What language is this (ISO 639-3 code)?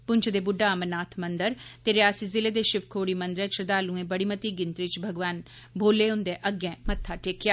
doi